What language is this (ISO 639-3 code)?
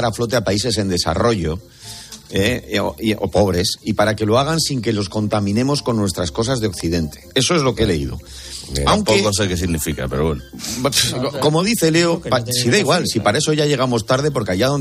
spa